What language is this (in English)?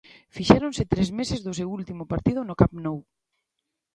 Galician